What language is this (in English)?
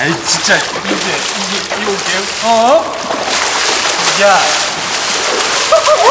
Korean